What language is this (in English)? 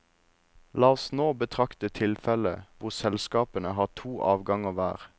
Norwegian